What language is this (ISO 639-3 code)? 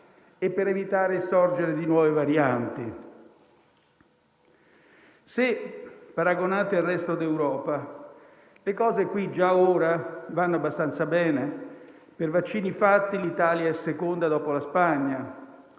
ita